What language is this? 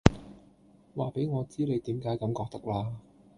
Cantonese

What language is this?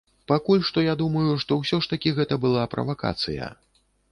Belarusian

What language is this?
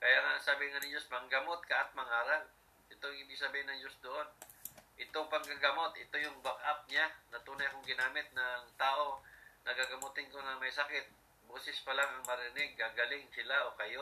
Filipino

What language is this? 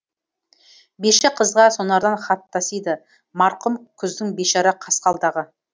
Kazakh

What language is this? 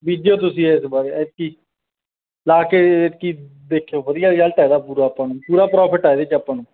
Punjabi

